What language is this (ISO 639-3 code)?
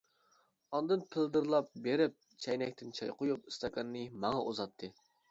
uig